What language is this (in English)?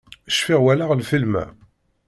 Kabyle